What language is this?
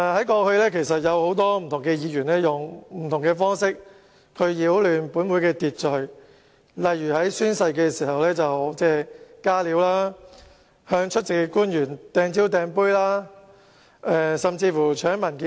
Cantonese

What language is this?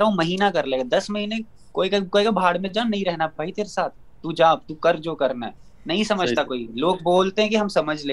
Urdu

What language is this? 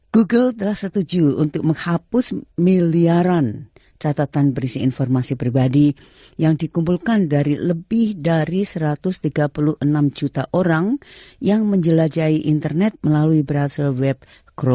Indonesian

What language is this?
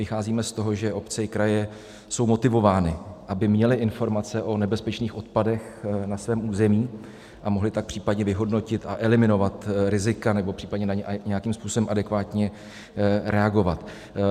Czech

